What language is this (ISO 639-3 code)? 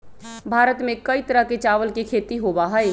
mag